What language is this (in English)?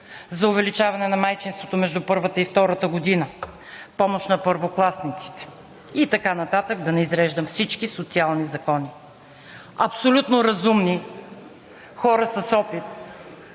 Bulgarian